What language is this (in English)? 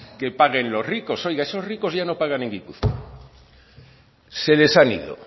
Spanish